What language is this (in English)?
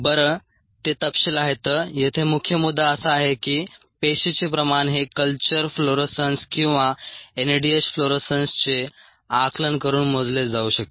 Marathi